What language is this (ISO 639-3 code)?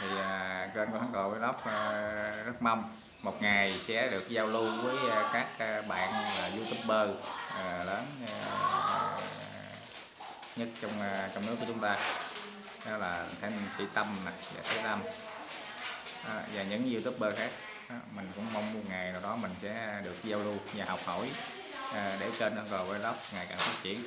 vie